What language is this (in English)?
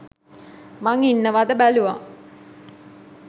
Sinhala